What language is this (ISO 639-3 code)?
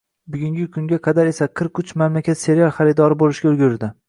uzb